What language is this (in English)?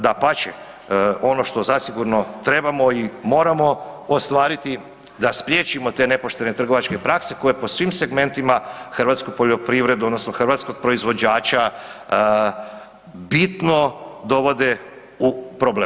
Croatian